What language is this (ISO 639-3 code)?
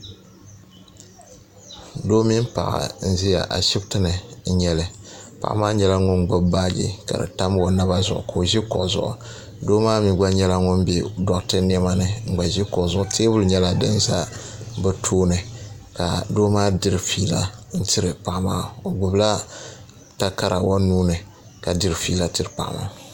dag